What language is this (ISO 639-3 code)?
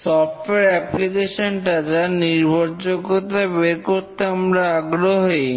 ben